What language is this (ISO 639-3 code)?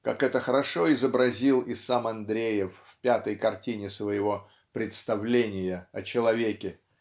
rus